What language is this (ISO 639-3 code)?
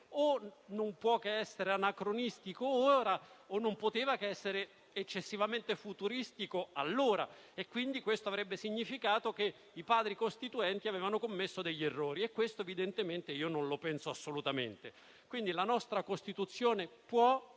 ita